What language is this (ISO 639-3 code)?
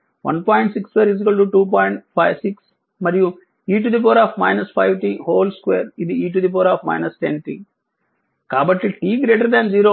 tel